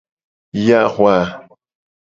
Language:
Gen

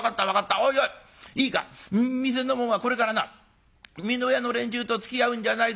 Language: Japanese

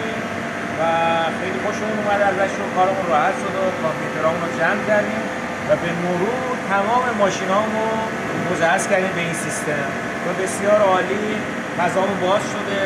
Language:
Persian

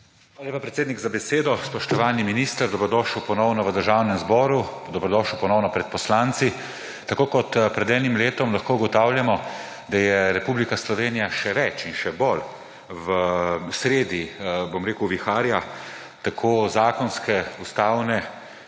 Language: Slovenian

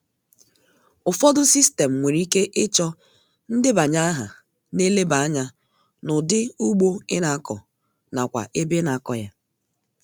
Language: Igbo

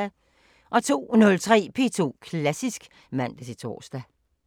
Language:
Danish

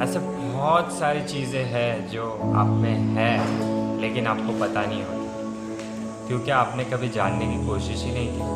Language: Hindi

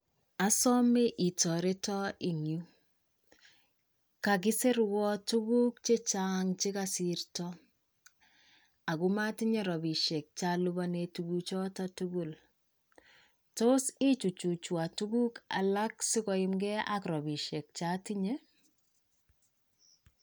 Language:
Kalenjin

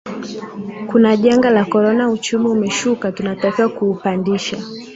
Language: Swahili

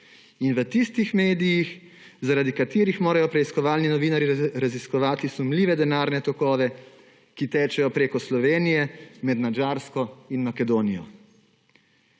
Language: Slovenian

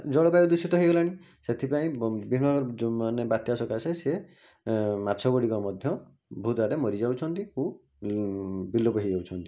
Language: Odia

